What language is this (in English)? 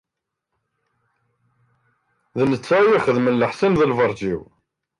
Kabyle